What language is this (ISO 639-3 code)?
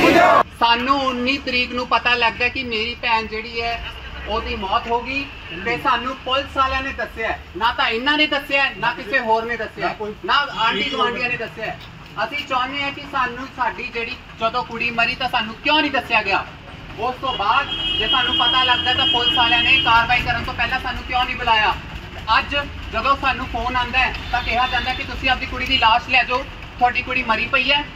pan